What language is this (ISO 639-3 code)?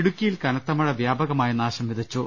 mal